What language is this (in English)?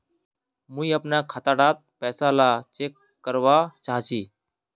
Magahi